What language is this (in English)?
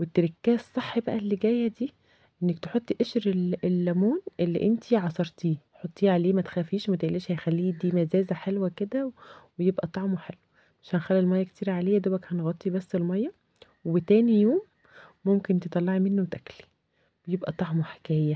Arabic